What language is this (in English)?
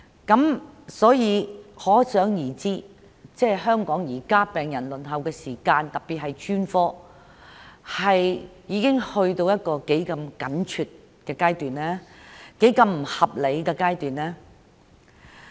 Cantonese